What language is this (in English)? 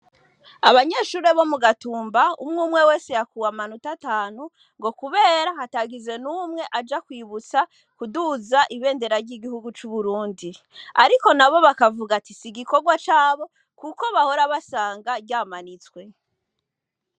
Rundi